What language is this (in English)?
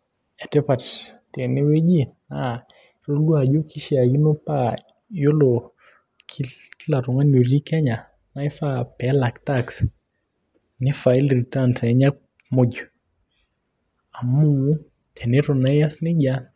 Masai